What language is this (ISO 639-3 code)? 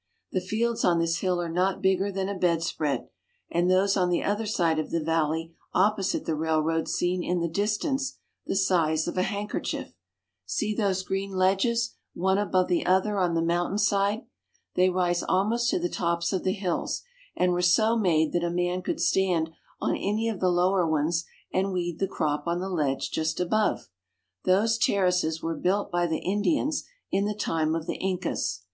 eng